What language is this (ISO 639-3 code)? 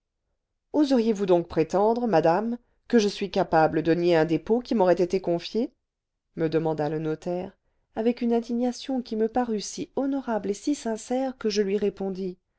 fra